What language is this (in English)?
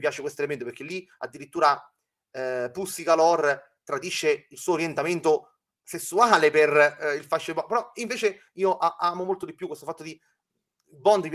Italian